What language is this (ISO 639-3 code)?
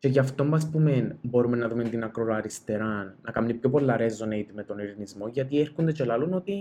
ell